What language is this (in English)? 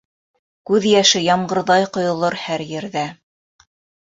Bashkir